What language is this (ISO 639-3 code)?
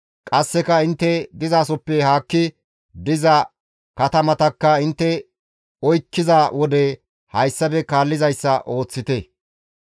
gmv